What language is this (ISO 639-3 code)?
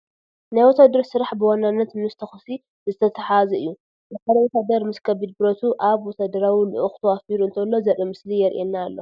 tir